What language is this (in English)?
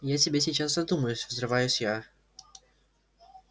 Russian